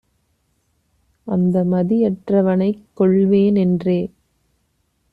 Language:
Tamil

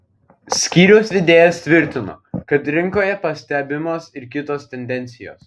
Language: Lithuanian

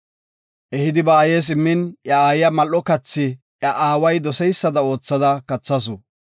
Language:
Gofa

